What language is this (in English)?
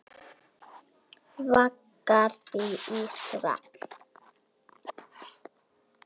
Icelandic